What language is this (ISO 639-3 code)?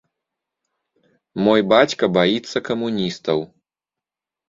bel